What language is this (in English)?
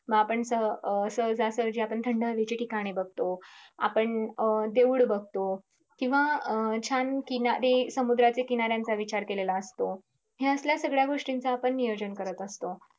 Marathi